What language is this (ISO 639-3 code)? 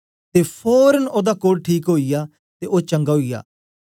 doi